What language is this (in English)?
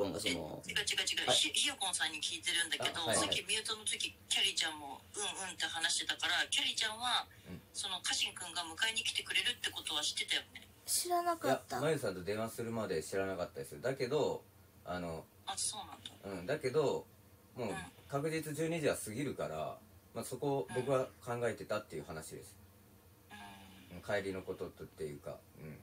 Japanese